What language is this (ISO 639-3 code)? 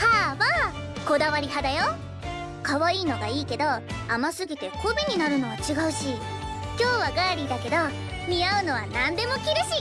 jpn